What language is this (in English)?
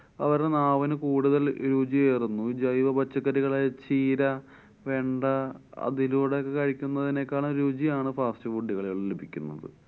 Malayalam